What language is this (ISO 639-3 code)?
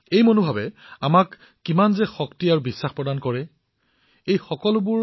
asm